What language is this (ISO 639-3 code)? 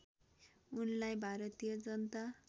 nep